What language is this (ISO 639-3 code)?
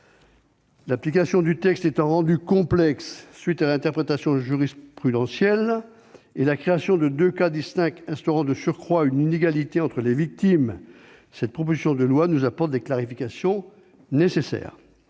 fra